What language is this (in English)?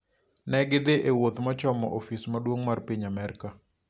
Luo (Kenya and Tanzania)